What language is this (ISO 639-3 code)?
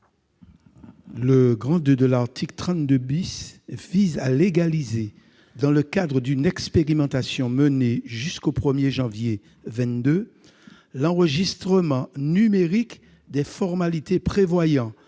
fra